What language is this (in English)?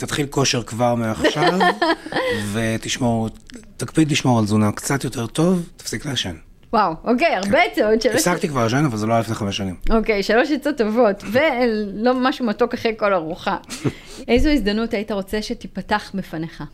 Hebrew